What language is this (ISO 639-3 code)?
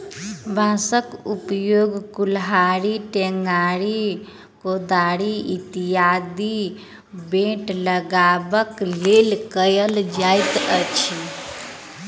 mai